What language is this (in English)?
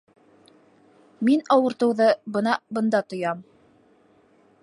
Bashkir